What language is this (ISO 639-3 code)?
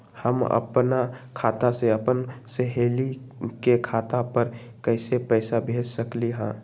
mag